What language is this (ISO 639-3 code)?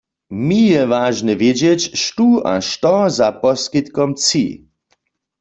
hsb